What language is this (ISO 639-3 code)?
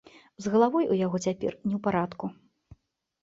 bel